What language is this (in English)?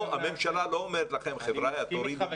Hebrew